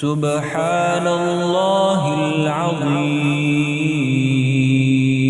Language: Arabic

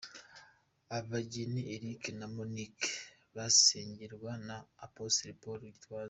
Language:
Kinyarwanda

